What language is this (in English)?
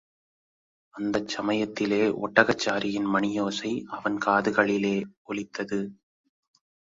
Tamil